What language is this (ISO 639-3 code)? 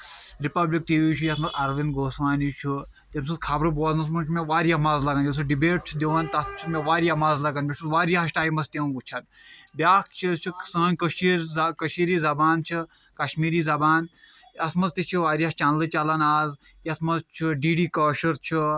kas